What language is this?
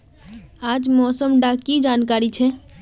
Magahi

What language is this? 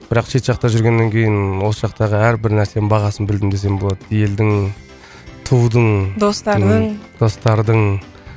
Kazakh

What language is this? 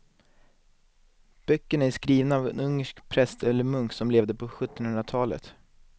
Swedish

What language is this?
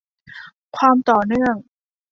Thai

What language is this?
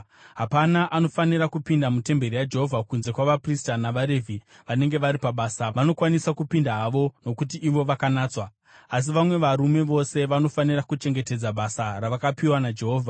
Shona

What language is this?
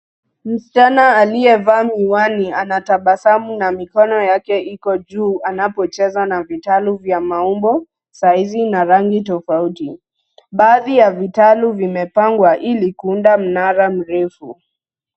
Swahili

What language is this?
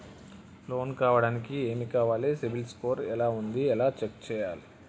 Telugu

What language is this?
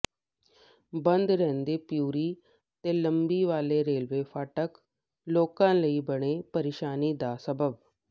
Punjabi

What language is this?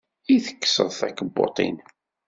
Kabyle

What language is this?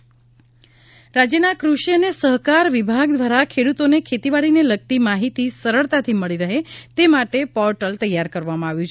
Gujarati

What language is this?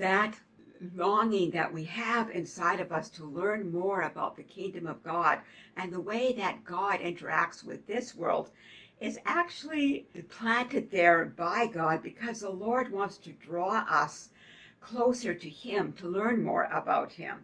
English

